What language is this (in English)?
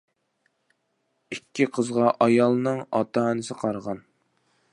Uyghur